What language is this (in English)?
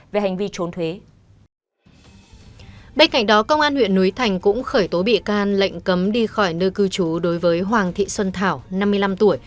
Vietnamese